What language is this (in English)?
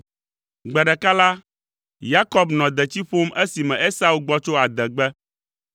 Ewe